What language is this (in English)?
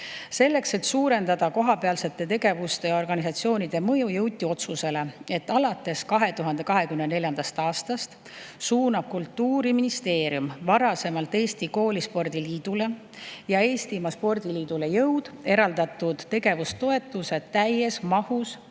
Estonian